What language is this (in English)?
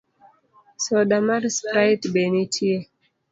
Luo (Kenya and Tanzania)